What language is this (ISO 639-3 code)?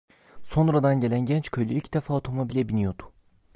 tur